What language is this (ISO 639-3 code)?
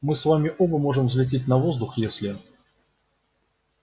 rus